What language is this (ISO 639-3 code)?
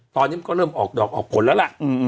tha